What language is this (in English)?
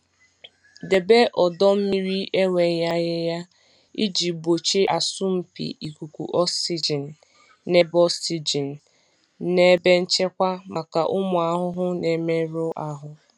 Igbo